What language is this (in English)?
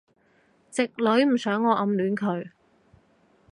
Cantonese